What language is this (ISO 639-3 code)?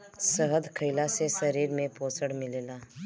bho